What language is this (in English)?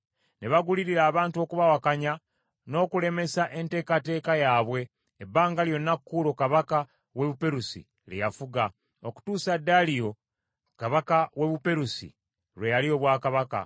Ganda